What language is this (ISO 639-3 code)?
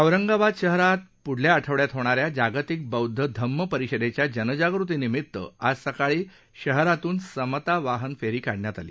mar